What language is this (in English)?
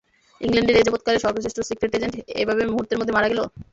Bangla